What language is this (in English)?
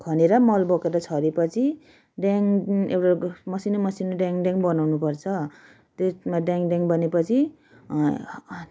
Nepali